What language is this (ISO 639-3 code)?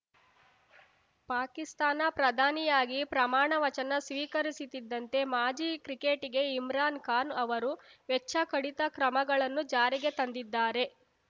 kan